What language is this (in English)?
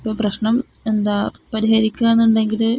Malayalam